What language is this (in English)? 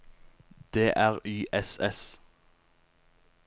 Norwegian